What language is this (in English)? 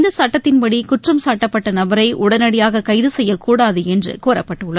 Tamil